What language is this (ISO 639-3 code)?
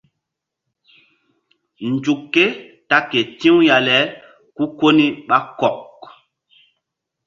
mdd